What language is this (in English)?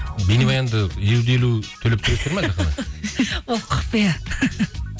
Kazakh